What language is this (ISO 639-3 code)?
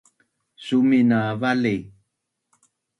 bnn